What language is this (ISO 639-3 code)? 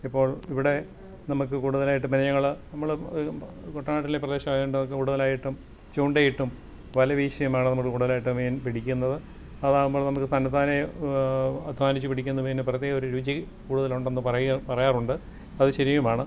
mal